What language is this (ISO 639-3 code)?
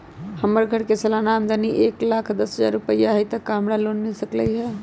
mag